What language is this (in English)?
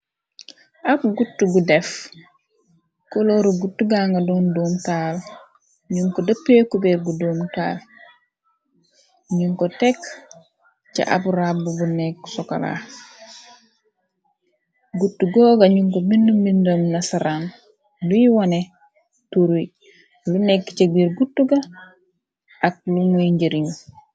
Wolof